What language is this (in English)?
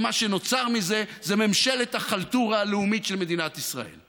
Hebrew